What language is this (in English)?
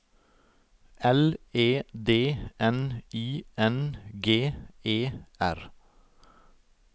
Norwegian